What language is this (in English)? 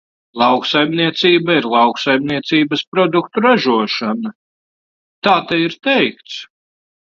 Latvian